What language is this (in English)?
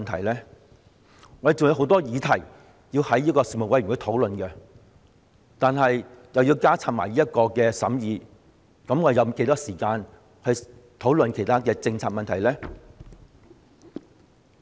Cantonese